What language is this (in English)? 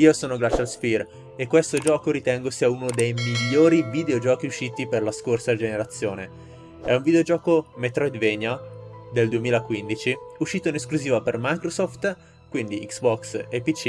Italian